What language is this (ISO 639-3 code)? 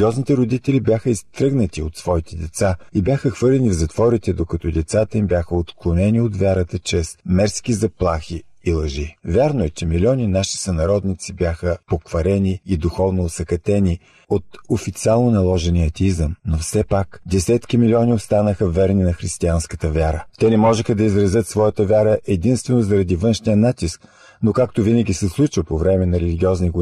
bul